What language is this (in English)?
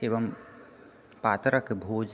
Maithili